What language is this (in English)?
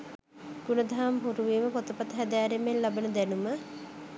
Sinhala